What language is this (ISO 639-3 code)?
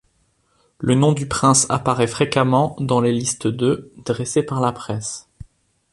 fra